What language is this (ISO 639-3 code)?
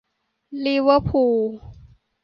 tha